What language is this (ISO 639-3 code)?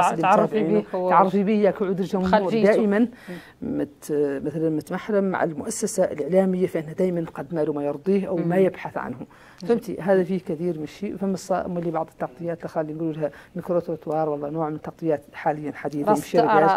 ara